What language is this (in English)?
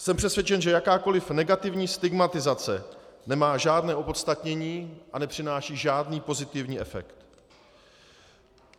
Czech